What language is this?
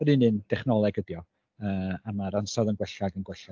Welsh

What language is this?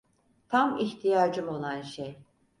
Turkish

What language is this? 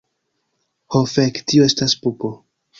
Esperanto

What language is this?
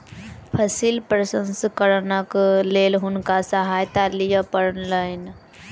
Maithili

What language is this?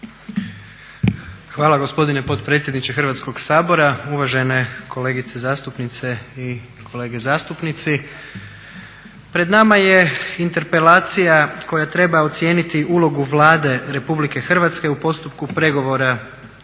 Croatian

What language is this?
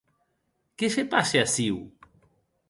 Occitan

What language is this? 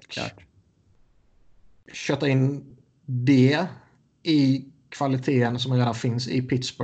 Swedish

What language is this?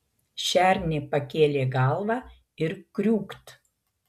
Lithuanian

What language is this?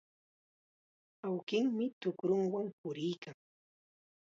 Chiquián Ancash Quechua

